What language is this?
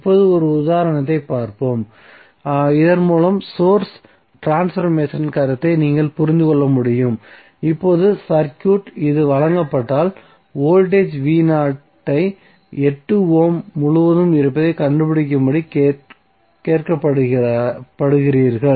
Tamil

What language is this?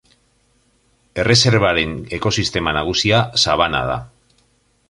Basque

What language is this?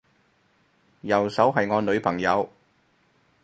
Cantonese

